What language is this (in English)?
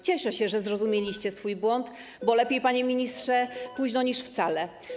Polish